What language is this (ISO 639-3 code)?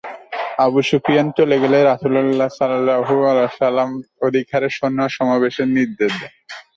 ben